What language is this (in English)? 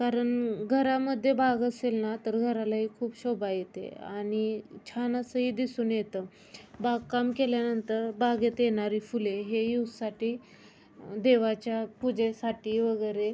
Marathi